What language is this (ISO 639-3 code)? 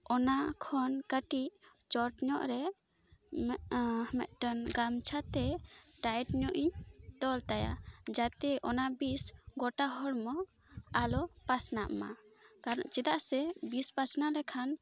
sat